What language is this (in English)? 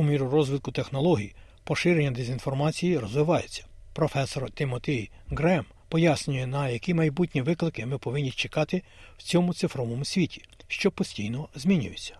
Ukrainian